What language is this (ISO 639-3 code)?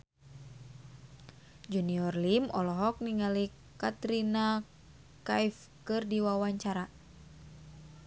sun